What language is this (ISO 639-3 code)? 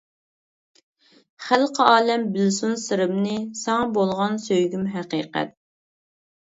uig